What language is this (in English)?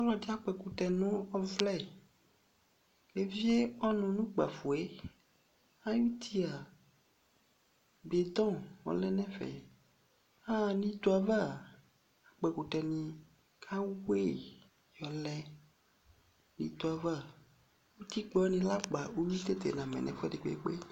Ikposo